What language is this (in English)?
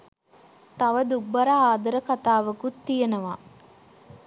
Sinhala